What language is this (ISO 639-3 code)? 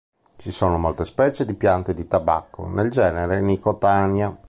ita